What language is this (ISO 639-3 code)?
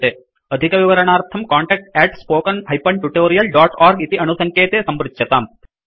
san